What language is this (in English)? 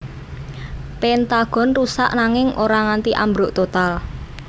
Javanese